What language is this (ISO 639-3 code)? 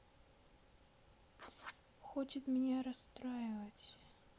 rus